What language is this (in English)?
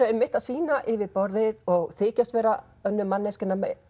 Icelandic